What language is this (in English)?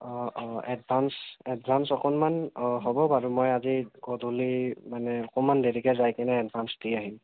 Assamese